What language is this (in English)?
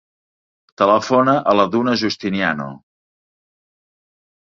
Catalan